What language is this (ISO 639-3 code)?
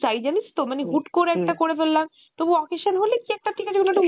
ben